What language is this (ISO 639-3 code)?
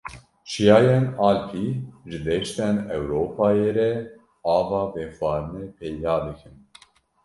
kur